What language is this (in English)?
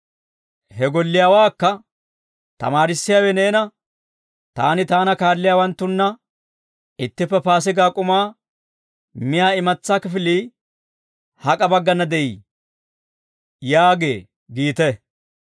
Dawro